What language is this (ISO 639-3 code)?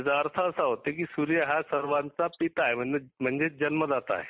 mar